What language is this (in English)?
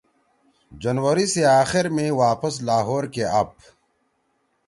Torwali